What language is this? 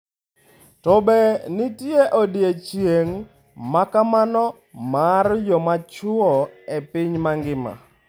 Luo (Kenya and Tanzania)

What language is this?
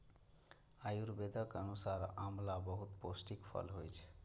Maithili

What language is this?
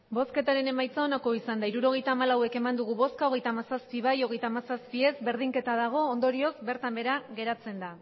Basque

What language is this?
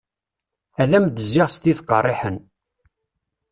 Kabyle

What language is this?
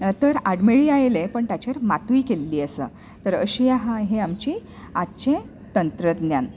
Konkani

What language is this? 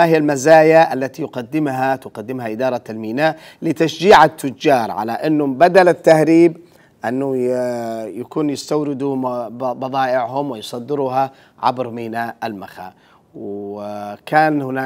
Arabic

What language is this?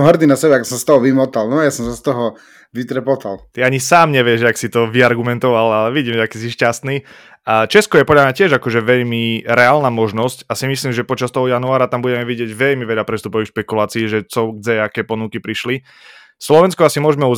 Slovak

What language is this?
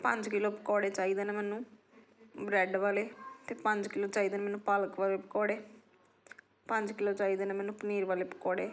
Punjabi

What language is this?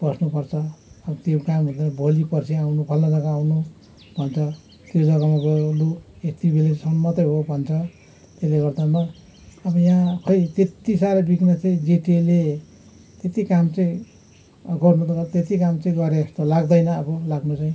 Nepali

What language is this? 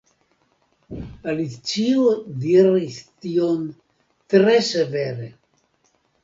Esperanto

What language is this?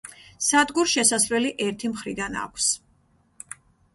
Georgian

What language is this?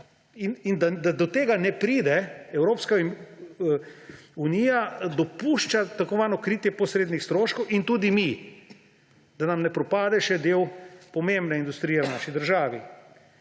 Slovenian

